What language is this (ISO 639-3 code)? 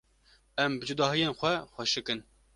kur